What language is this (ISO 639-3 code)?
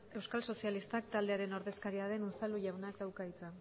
eus